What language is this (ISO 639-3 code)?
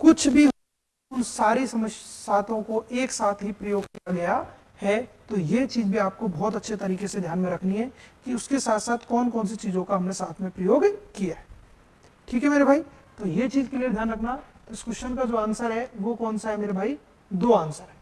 hin